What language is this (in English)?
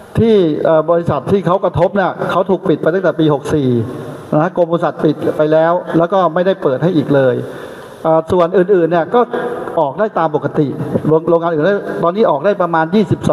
Thai